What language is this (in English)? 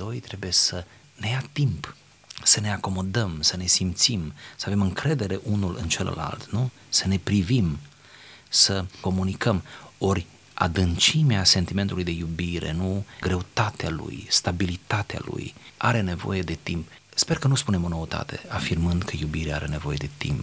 Romanian